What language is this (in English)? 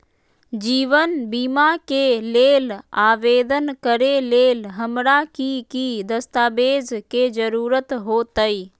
Magahi